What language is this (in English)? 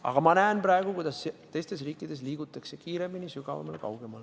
Estonian